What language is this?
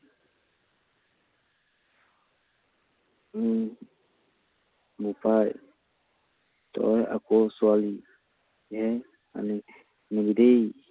Assamese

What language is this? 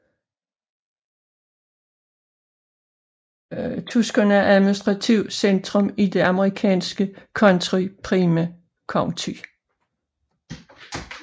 Danish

